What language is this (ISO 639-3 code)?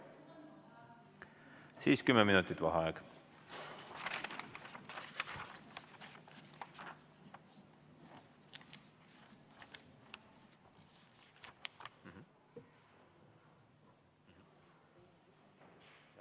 est